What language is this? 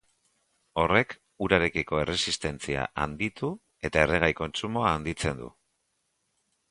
Basque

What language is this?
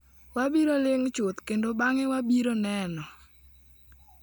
Luo (Kenya and Tanzania)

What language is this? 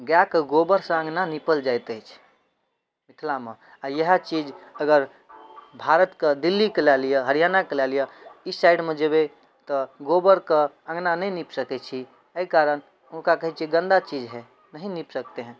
Maithili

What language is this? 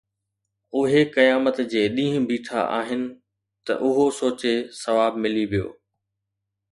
Sindhi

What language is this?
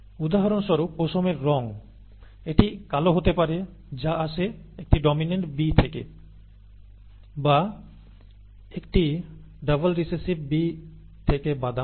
Bangla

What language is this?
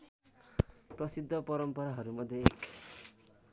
Nepali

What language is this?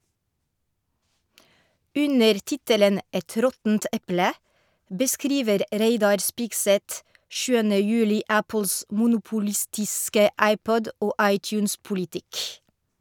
Norwegian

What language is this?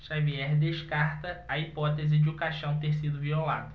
Portuguese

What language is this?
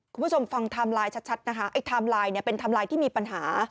Thai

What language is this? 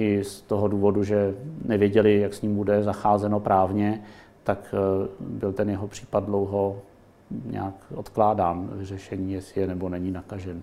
Czech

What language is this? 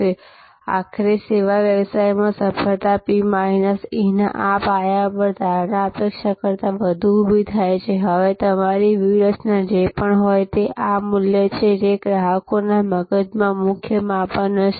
Gujarati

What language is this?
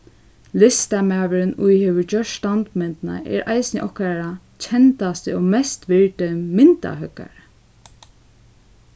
Faroese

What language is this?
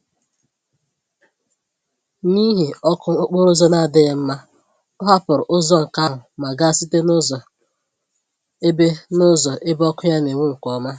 Igbo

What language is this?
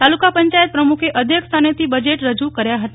Gujarati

